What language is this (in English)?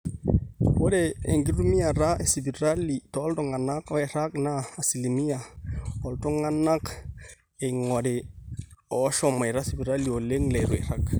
Masai